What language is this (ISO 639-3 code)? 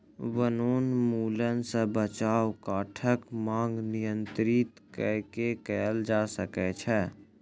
mai